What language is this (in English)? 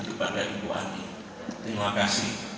Indonesian